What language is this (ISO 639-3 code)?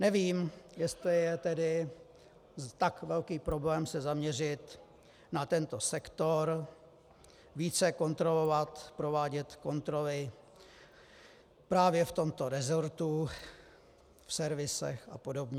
ces